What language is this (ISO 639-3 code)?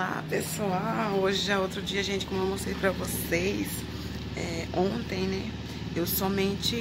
por